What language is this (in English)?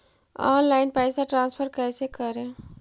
Magahi